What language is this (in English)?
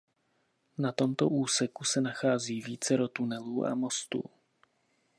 Czech